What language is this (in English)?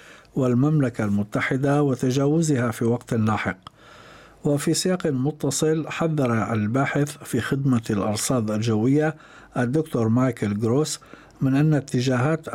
Arabic